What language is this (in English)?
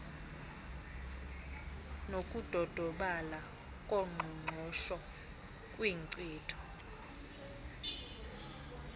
Xhosa